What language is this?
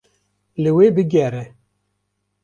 Kurdish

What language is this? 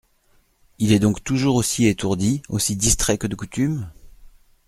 French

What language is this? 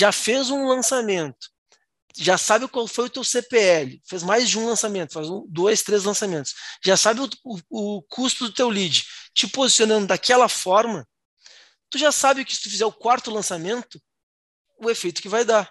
Portuguese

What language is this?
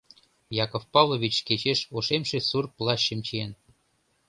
Mari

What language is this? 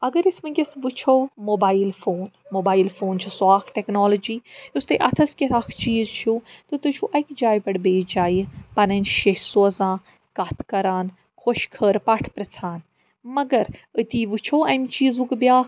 Kashmiri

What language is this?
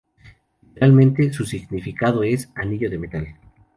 Spanish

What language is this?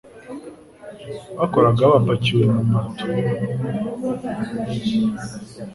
Kinyarwanda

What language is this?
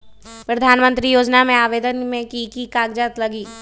Magahi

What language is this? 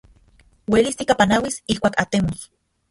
Central Puebla Nahuatl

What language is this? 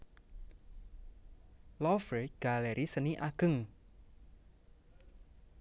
Javanese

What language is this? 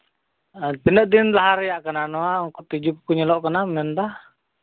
Santali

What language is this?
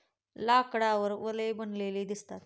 Marathi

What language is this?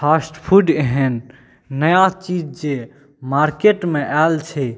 Maithili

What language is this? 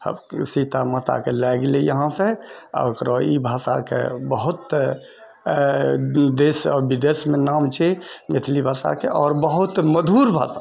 Maithili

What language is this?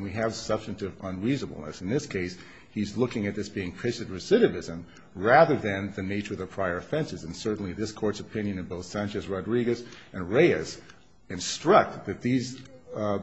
English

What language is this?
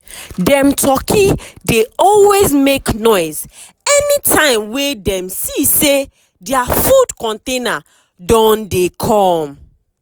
Nigerian Pidgin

